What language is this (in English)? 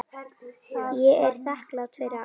Icelandic